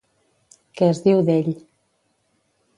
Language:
Catalan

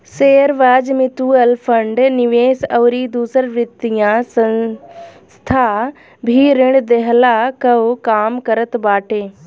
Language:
Bhojpuri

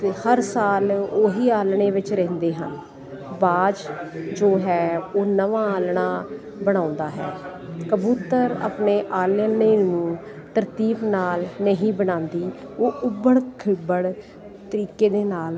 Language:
Punjabi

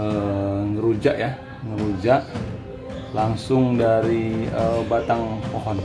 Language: Indonesian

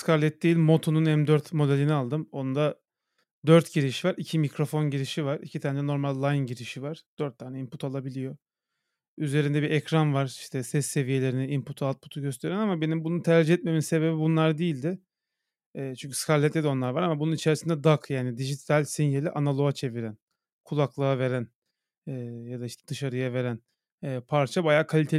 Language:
Turkish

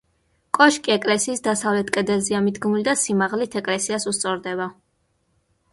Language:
Georgian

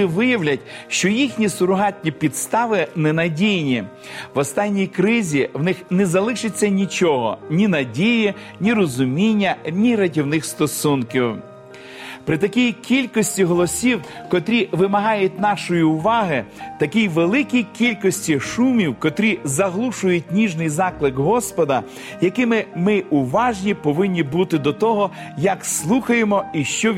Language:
Ukrainian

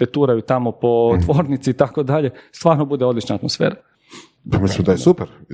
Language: Croatian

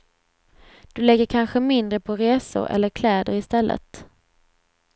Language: Swedish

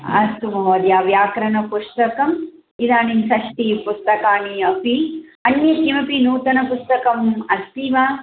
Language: Sanskrit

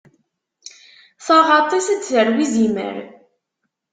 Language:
Kabyle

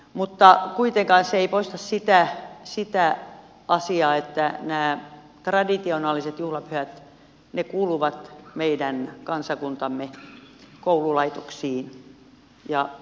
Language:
Finnish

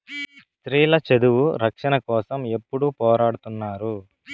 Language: Telugu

